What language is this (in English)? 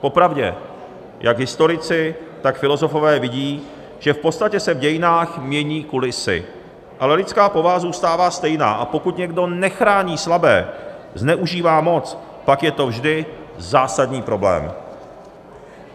Czech